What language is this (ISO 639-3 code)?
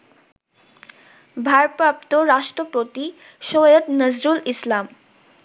ben